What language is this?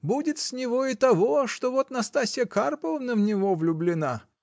Russian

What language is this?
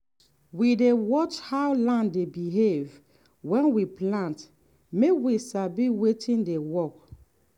Nigerian Pidgin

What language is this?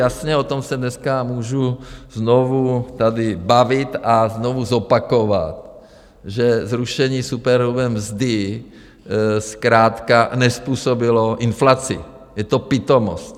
Czech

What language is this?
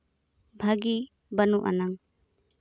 Santali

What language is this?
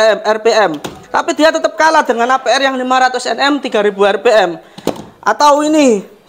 Indonesian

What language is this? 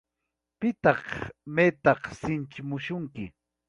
Ayacucho Quechua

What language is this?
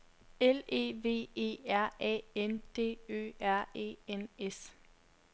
Danish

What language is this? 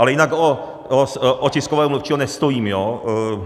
Czech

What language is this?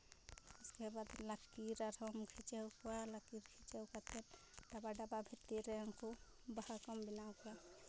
Santali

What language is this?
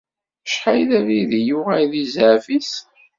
Kabyle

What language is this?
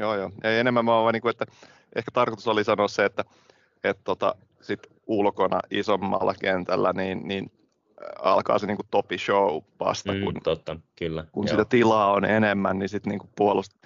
Finnish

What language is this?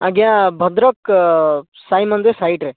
Odia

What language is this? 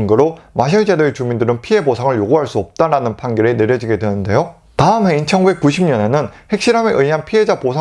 Korean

